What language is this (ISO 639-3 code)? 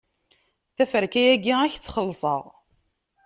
kab